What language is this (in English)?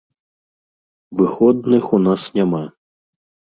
Belarusian